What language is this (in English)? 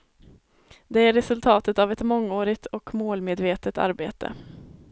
Swedish